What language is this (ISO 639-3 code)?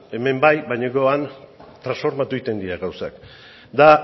eus